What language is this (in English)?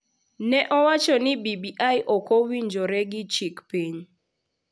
Luo (Kenya and Tanzania)